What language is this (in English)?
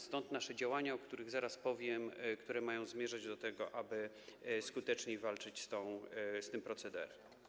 Polish